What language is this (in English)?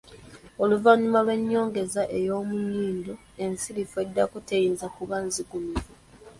Ganda